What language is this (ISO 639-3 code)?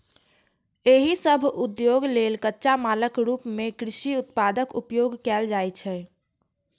mai